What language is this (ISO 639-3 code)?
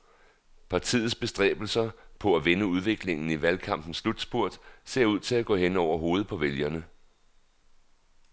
dan